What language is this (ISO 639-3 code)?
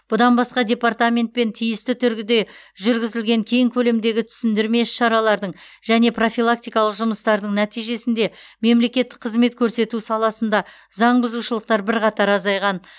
kaz